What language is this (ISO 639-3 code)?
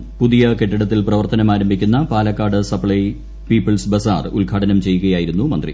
mal